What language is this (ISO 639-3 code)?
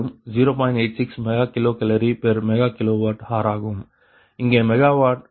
tam